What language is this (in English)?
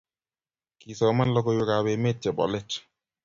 Kalenjin